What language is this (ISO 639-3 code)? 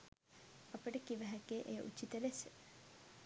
sin